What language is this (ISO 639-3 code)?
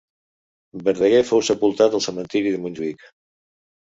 cat